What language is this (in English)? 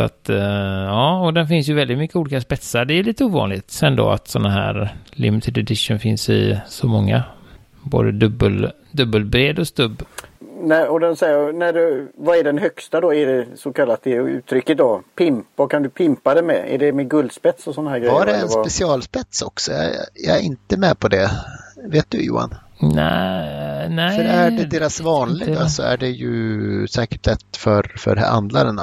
Swedish